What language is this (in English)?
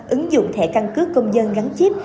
Vietnamese